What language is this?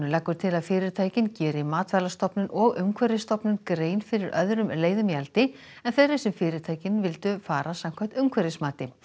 Icelandic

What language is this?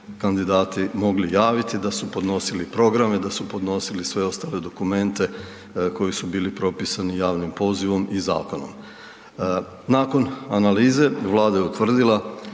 Croatian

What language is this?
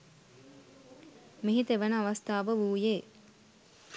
Sinhala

